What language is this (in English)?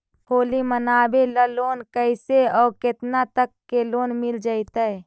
Magahi